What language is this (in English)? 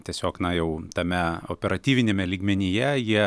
Lithuanian